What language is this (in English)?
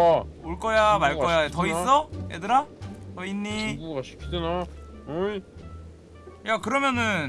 Korean